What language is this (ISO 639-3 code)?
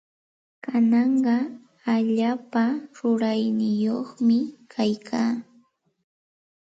qxt